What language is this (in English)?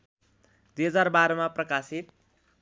Nepali